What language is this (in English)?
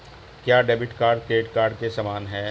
Hindi